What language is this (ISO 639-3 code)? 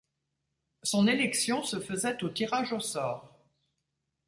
fra